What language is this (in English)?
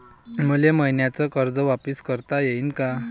Marathi